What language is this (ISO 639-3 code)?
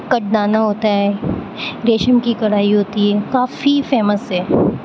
urd